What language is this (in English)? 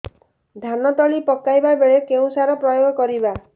Odia